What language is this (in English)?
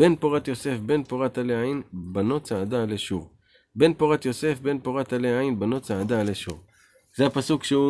Hebrew